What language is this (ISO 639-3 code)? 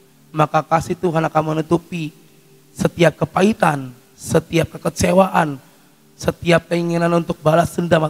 ind